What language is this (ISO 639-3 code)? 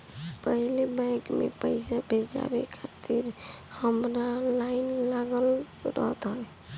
bho